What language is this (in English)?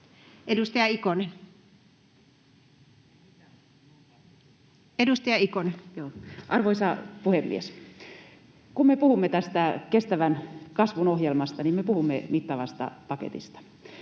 Finnish